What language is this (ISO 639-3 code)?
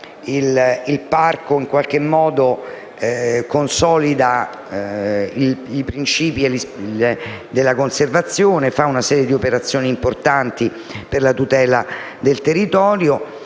ita